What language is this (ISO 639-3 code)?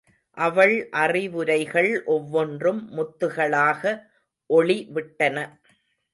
tam